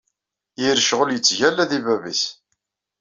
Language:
Kabyle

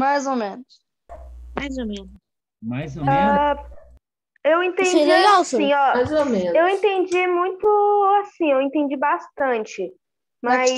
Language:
Portuguese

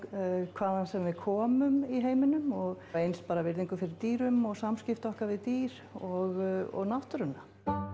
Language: Icelandic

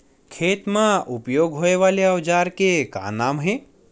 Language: Chhattisgarhi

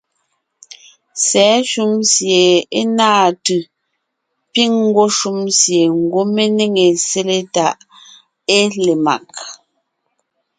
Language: Ngiemboon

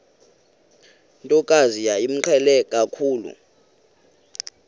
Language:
Xhosa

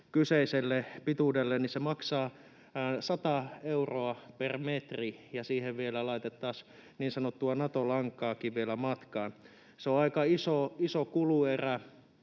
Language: Finnish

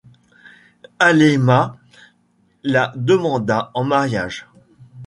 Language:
French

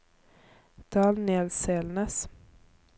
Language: Norwegian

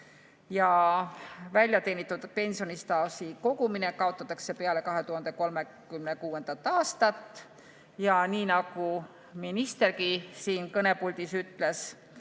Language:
Estonian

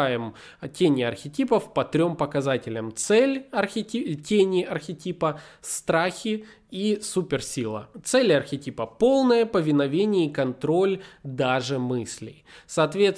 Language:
Russian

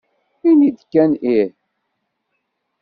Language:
Kabyle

